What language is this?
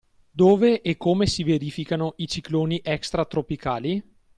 Italian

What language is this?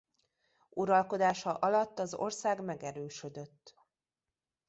Hungarian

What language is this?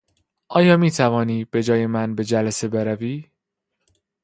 Persian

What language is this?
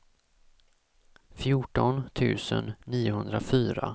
Swedish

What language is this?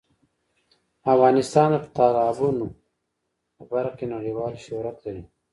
Pashto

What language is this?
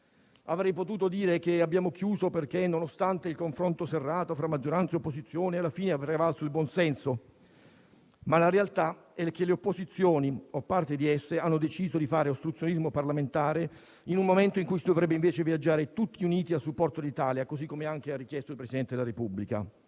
Italian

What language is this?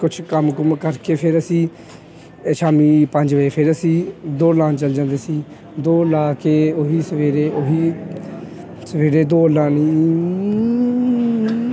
Punjabi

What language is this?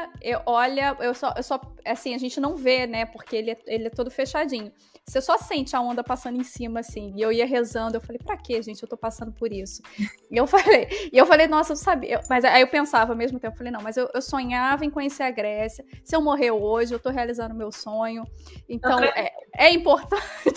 Portuguese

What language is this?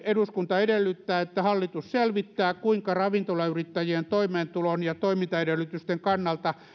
Finnish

